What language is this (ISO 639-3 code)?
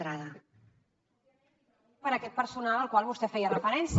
cat